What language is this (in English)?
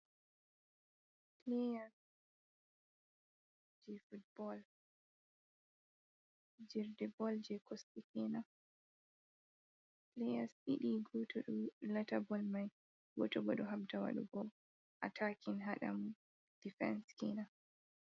Fula